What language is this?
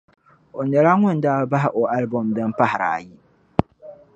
Dagbani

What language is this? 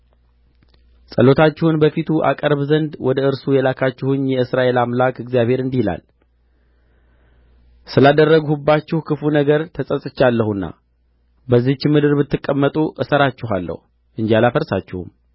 Amharic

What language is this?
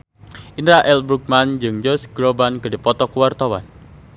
Sundanese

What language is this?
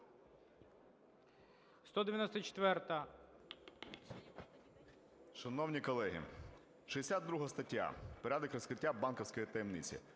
Ukrainian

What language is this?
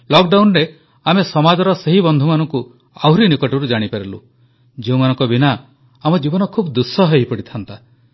Odia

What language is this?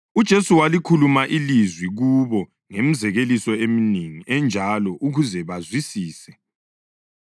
North Ndebele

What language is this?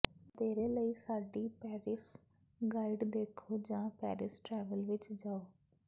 Punjabi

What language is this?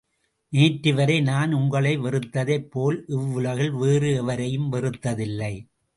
Tamil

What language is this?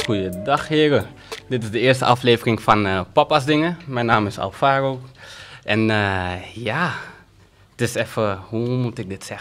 Dutch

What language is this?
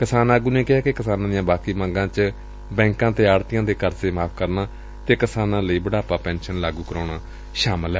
Punjabi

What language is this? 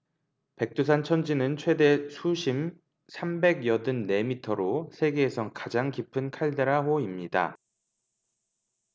Korean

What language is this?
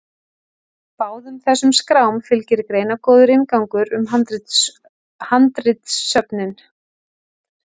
Icelandic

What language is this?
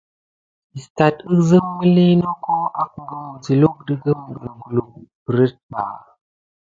Gidar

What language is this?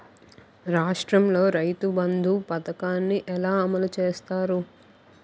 Telugu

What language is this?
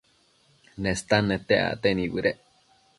Matsés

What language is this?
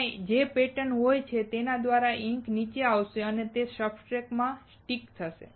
Gujarati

